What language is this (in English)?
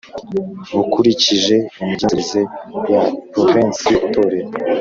Kinyarwanda